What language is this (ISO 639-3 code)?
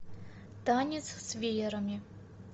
rus